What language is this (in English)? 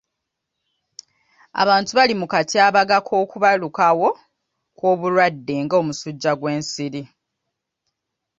Ganda